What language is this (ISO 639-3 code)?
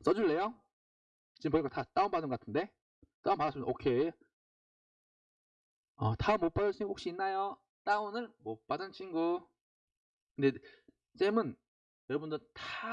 kor